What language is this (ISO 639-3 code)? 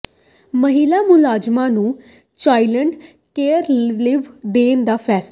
pan